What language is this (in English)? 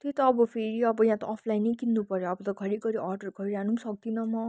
Nepali